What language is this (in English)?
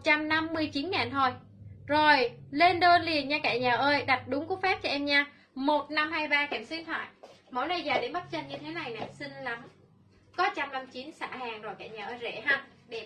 Vietnamese